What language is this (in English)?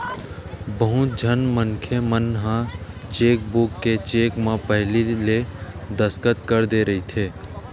Chhattisgarhi